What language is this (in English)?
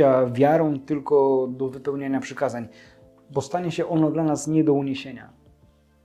Polish